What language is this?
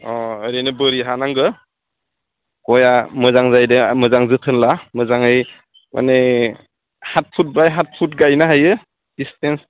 Bodo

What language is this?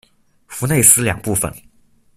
Chinese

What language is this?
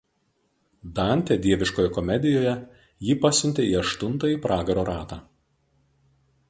Lithuanian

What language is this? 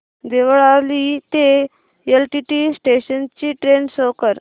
Marathi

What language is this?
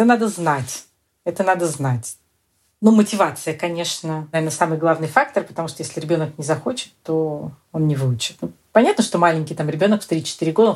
Russian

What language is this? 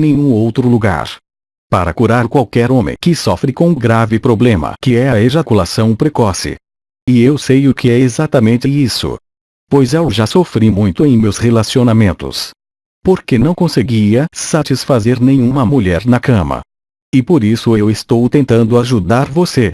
Portuguese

